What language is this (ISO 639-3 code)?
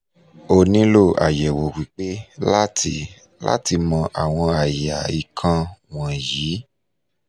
yor